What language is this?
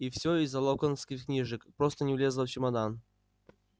Russian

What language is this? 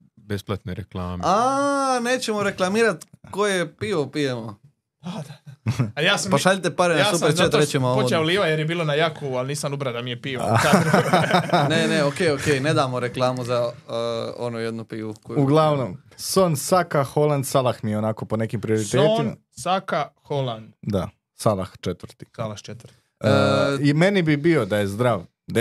Croatian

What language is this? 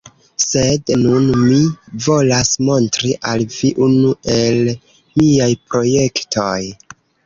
Esperanto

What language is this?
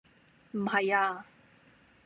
Cantonese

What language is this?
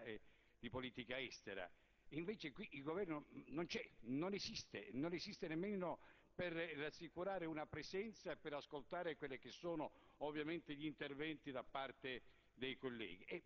Italian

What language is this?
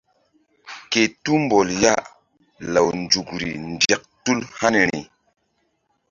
Mbum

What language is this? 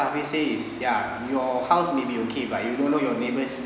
English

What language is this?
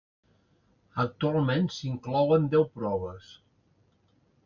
Catalan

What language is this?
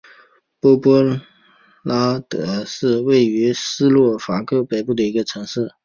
Chinese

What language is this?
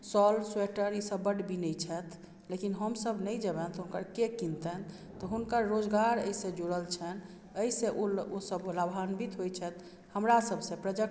Maithili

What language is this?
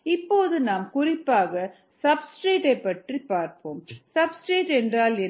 Tamil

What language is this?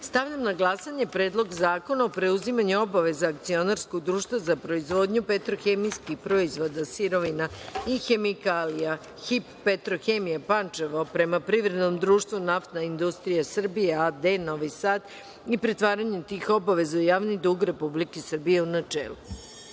Serbian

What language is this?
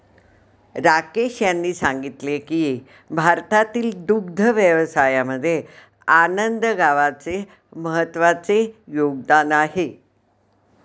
Marathi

